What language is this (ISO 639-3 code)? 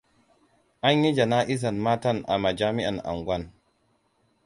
hau